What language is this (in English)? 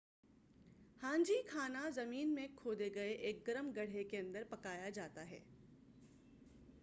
Urdu